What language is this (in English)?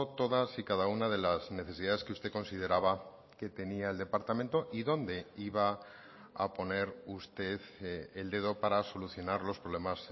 Spanish